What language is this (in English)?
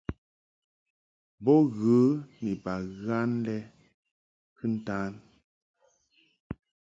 Mungaka